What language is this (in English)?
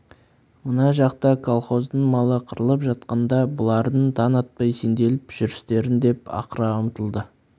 Kazakh